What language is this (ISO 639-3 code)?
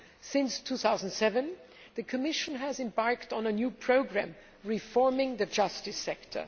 eng